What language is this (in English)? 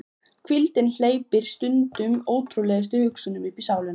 Icelandic